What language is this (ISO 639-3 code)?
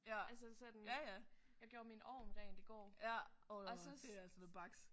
dan